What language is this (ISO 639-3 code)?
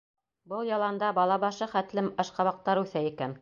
bak